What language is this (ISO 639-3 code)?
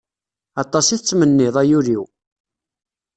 kab